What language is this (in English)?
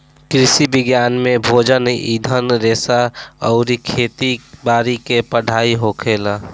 Bhojpuri